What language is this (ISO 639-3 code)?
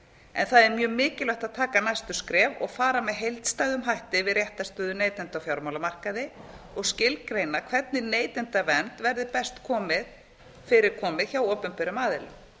isl